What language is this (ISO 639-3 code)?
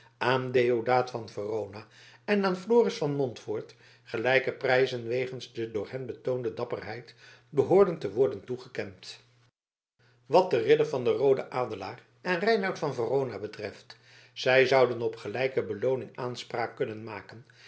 nld